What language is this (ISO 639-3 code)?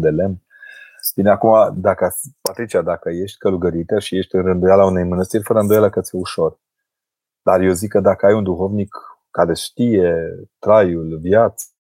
ron